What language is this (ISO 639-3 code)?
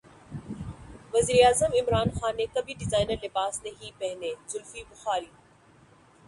urd